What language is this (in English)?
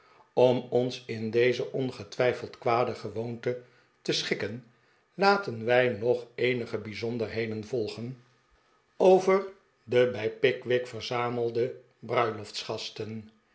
Dutch